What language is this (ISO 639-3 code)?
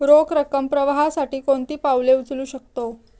mar